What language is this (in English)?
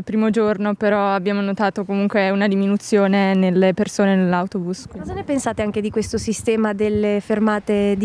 Italian